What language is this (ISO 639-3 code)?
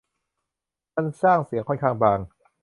tha